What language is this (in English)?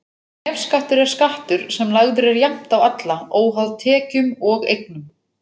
Icelandic